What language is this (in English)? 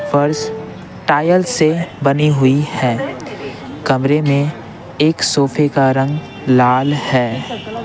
Hindi